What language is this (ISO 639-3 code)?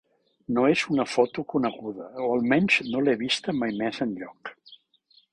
cat